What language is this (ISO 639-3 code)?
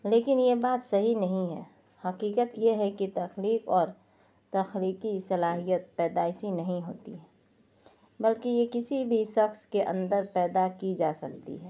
urd